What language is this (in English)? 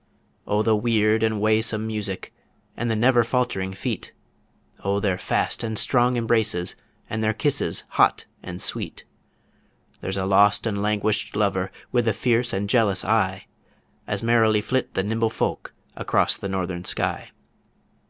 English